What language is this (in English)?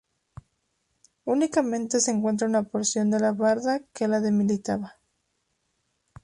Spanish